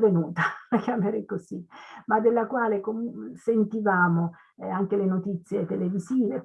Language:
Italian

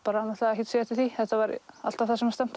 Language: Icelandic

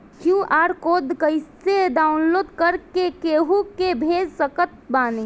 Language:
Bhojpuri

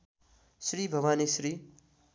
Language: Nepali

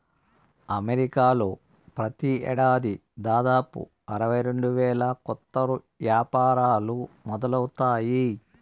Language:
Telugu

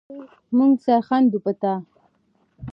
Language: Pashto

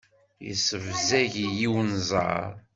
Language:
Kabyle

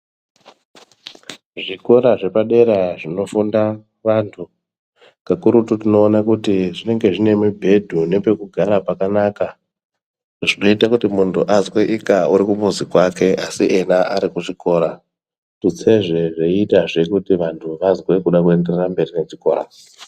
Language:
Ndau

